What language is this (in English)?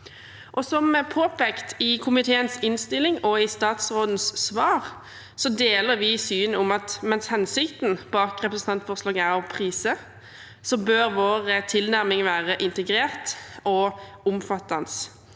Norwegian